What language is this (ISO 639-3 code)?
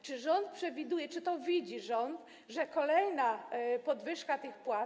pol